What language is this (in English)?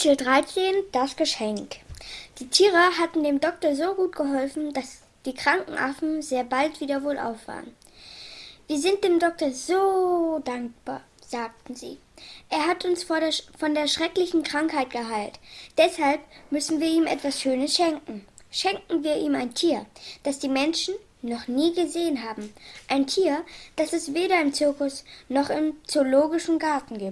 German